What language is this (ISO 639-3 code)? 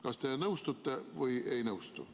est